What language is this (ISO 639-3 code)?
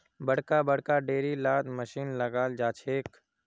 mag